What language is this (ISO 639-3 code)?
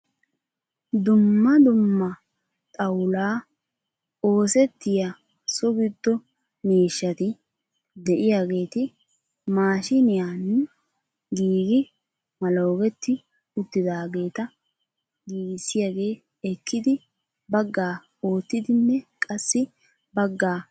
wal